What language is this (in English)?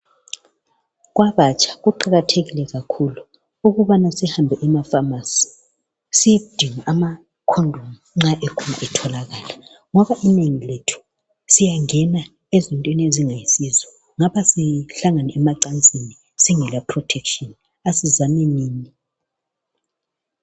North Ndebele